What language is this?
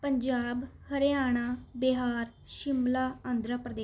Punjabi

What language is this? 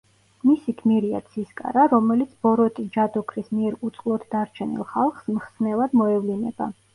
Georgian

